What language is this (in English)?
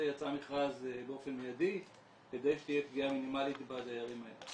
Hebrew